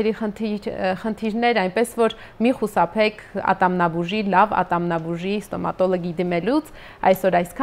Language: Romanian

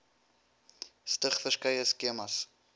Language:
Afrikaans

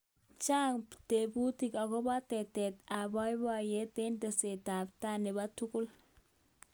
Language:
Kalenjin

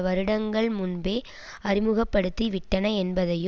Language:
Tamil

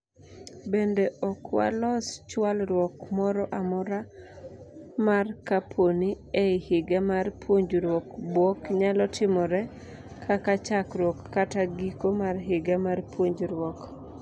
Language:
Luo (Kenya and Tanzania)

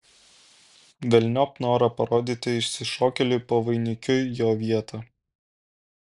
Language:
Lithuanian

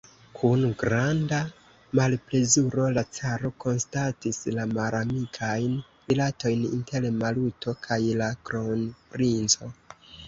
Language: Esperanto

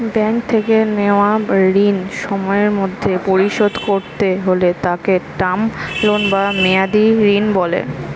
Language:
Bangla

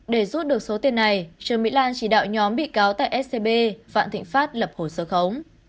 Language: Vietnamese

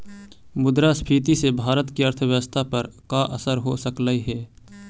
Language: Magahi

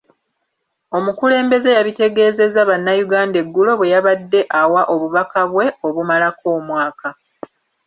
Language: Ganda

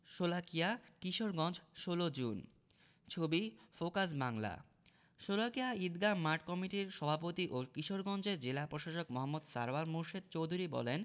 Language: Bangla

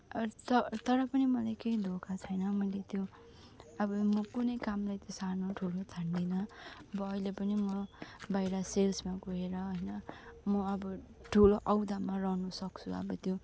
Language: Nepali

